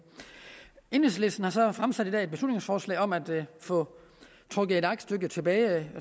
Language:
Danish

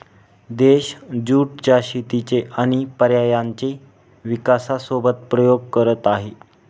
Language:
Marathi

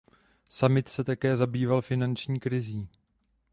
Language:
Czech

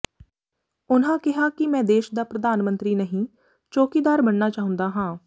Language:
Punjabi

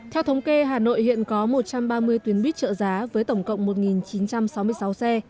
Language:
Vietnamese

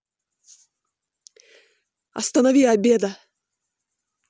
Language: Russian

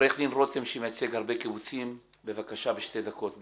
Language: Hebrew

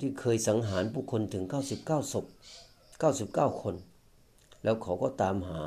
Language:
Thai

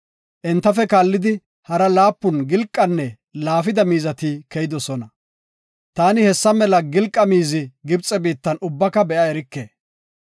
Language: Gofa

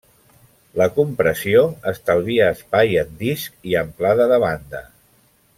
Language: Catalan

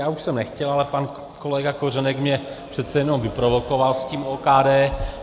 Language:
Czech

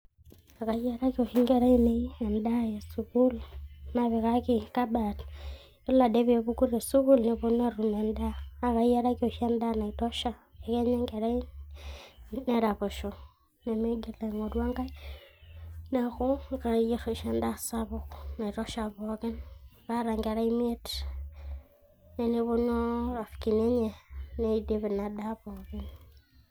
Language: Masai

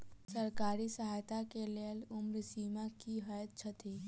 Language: Maithili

